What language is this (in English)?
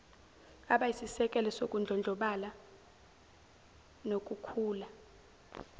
Zulu